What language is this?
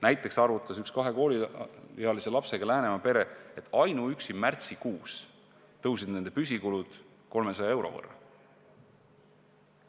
Estonian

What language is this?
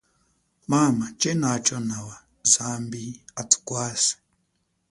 Chokwe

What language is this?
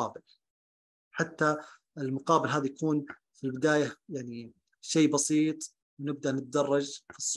Arabic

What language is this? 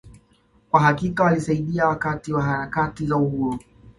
Swahili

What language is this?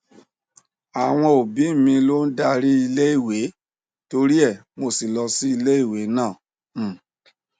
Yoruba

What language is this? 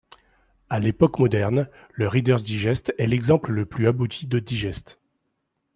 French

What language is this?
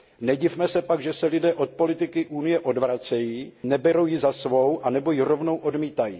Czech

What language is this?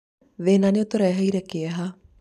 Kikuyu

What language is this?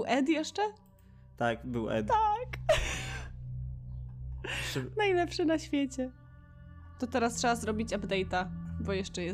Polish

